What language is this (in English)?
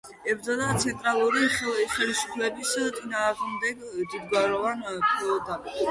Georgian